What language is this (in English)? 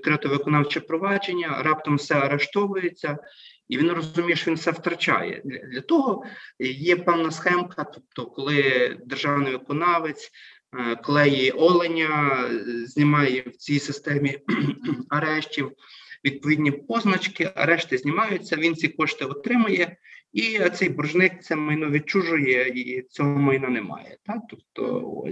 Ukrainian